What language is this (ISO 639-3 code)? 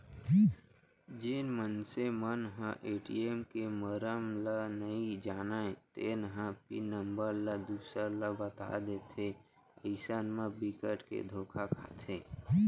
hne